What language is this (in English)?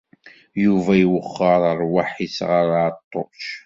Kabyle